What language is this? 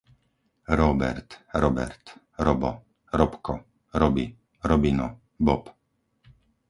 Slovak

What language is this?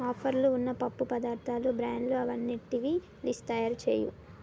Telugu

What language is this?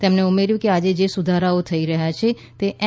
Gujarati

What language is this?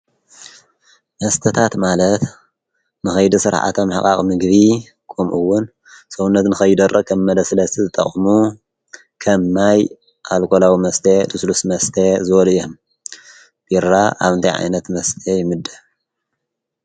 Tigrinya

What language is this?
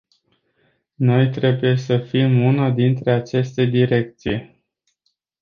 Romanian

